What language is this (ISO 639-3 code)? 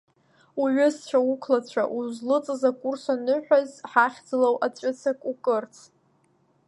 abk